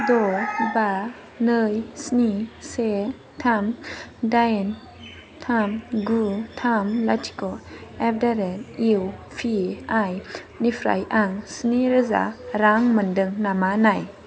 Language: Bodo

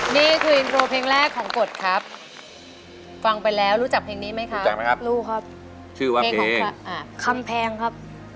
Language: Thai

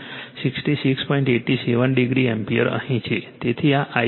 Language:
Gujarati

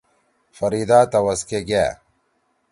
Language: Torwali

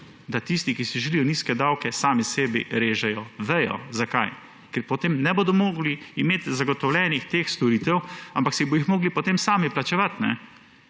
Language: Slovenian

